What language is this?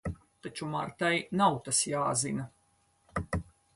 Latvian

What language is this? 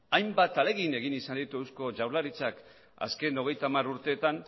Basque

